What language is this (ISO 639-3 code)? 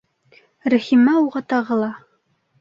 bak